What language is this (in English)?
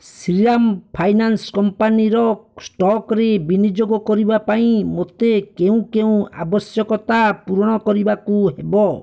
Odia